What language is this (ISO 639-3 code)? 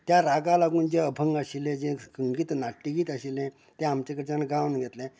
kok